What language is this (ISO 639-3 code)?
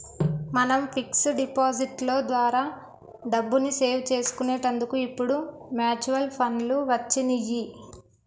tel